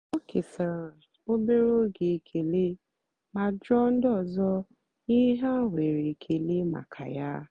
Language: Igbo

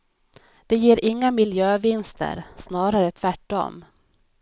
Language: Swedish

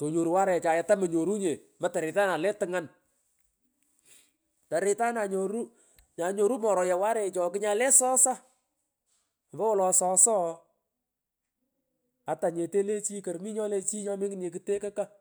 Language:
Pökoot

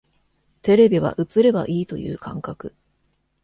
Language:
Japanese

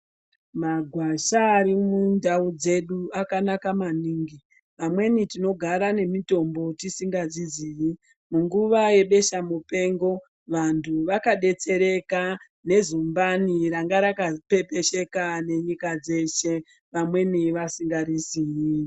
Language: Ndau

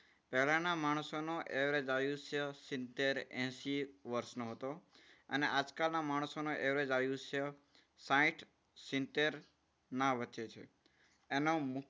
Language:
Gujarati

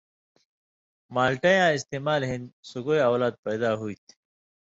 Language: Indus Kohistani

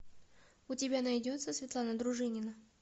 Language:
Russian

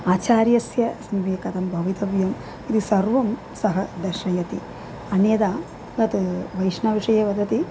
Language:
Sanskrit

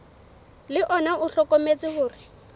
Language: Southern Sotho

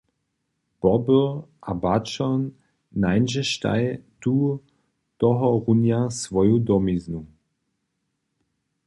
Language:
Upper Sorbian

